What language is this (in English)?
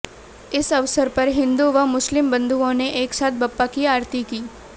Hindi